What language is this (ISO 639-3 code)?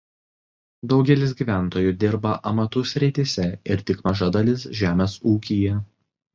lit